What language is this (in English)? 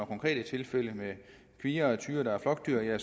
Danish